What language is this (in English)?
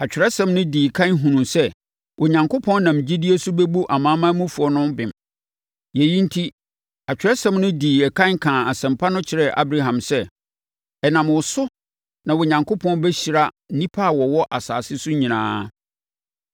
Akan